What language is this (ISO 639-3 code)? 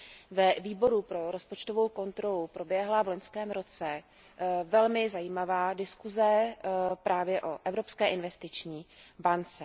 ces